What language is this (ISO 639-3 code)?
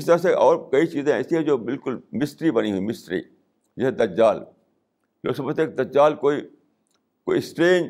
urd